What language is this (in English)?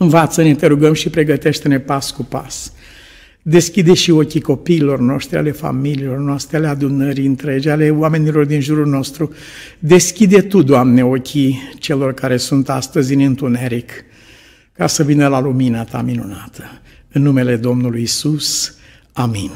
Romanian